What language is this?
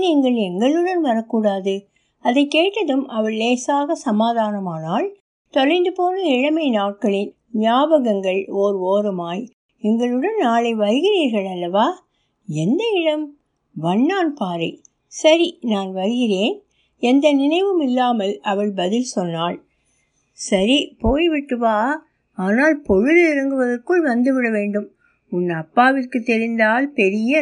Tamil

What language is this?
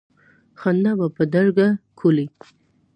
Pashto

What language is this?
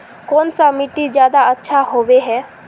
Magahi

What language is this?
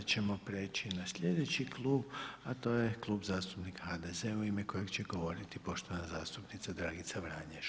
Croatian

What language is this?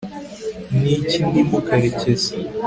Kinyarwanda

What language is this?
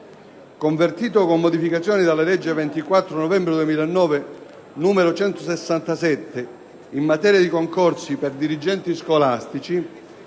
Italian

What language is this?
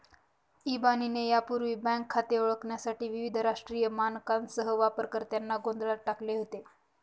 Marathi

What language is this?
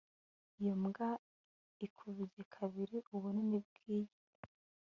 Kinyarwanda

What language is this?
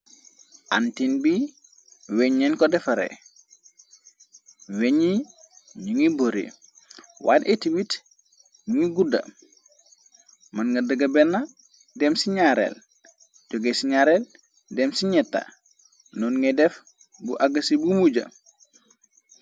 Wolof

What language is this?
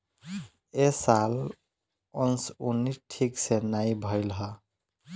Bhojpuri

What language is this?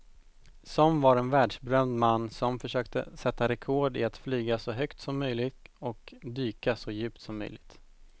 Swedish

